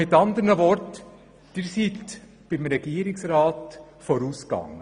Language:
Swiss German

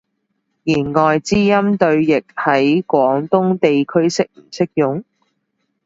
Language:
Cantonese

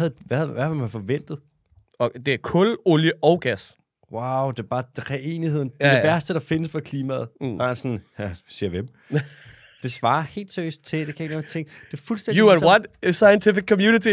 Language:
Danish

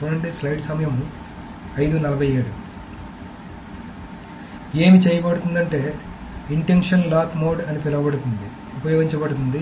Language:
Telugu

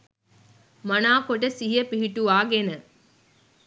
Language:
Sinhala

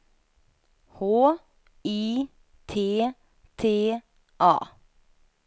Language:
Swedish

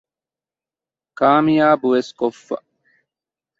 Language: Divehi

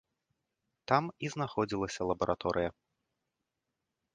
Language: Belarusian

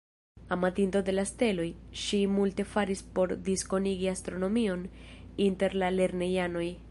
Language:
Esperanto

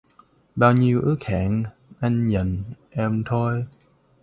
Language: Vietnamese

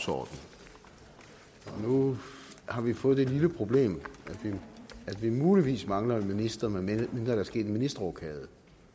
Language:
Danish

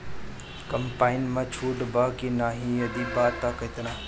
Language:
Bhojpuri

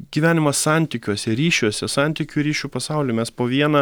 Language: Lithuanian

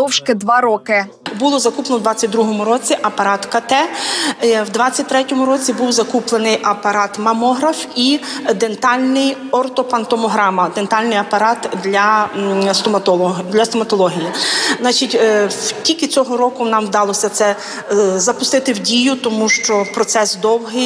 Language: Ukrainian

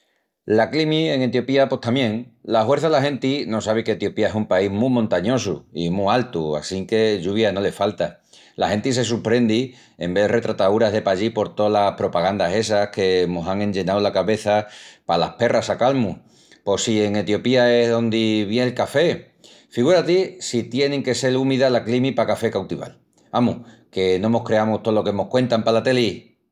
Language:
Extremaduran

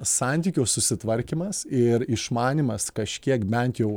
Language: Lithuanian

